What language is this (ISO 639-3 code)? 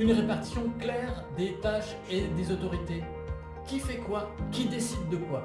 fra